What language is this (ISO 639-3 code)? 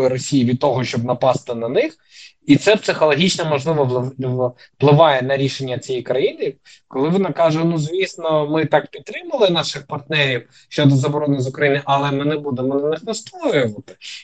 ukr